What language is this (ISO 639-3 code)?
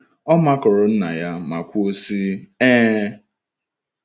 ibo